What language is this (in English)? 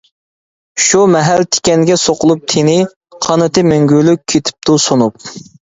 Uyghur